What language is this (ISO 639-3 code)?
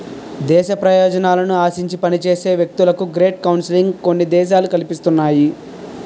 tel